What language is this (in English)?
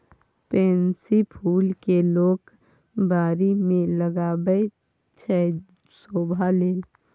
Maithili